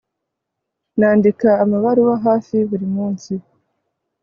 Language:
Kinyarwanda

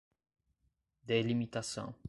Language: Portuguese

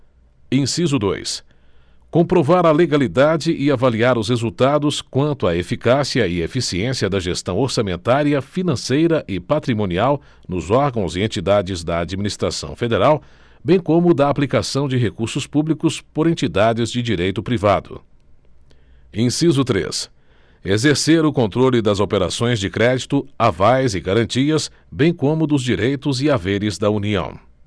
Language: Portuguese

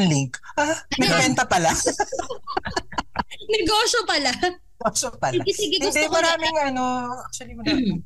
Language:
Filipino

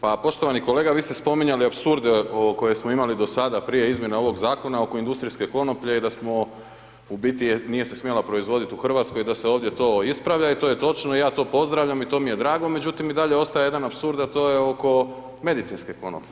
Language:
Croatian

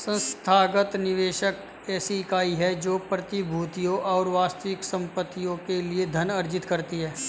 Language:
Hindi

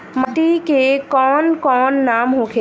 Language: Bhojpuri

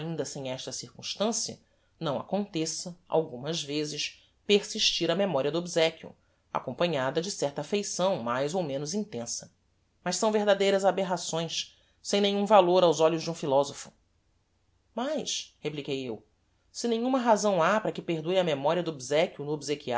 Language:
Portuguese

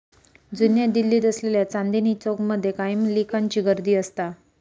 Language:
Marathi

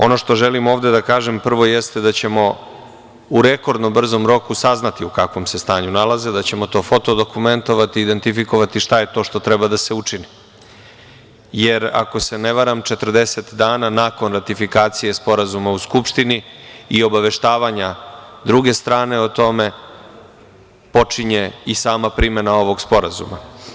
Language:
Serbian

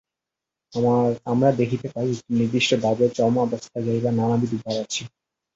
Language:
Bangla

